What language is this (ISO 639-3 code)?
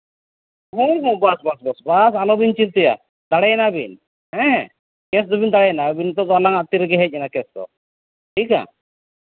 sat